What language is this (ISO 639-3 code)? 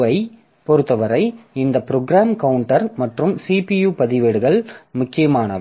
tam